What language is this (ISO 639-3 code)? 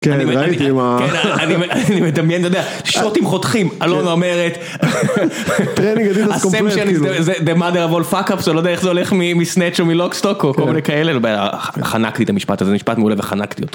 heb